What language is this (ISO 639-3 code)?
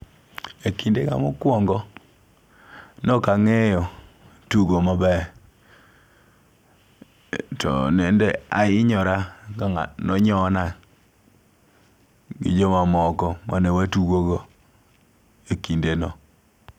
luo